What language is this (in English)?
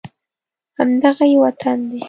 Pashto